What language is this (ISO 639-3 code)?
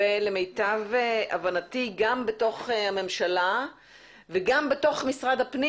heb